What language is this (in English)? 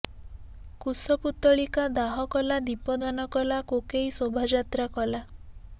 Odia